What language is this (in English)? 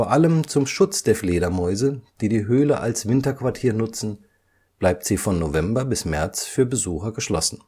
German